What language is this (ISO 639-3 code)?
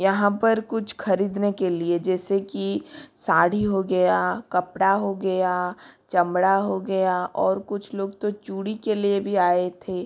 hin